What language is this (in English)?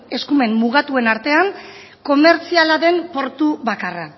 Basque